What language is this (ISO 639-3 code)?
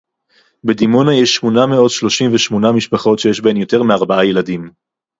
heb